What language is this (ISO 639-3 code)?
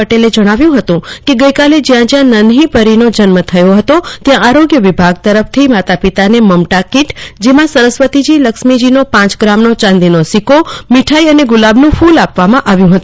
guj